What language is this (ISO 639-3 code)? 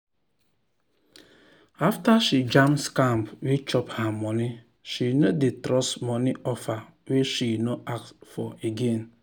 pcm